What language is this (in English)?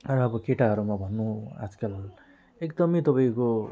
Nepali